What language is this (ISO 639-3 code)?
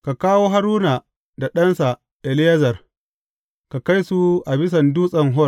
hau